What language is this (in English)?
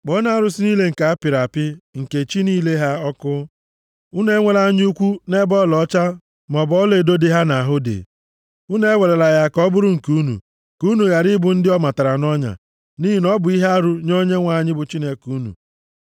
Igbo